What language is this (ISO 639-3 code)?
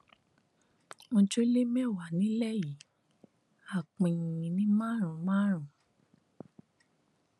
yor